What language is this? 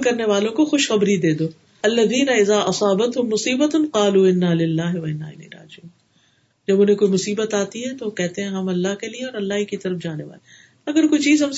Urdu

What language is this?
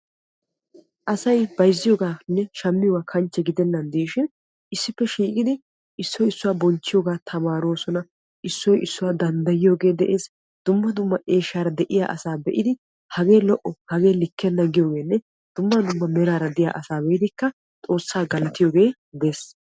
Wolaytta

